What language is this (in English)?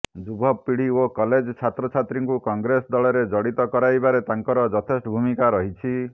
Odia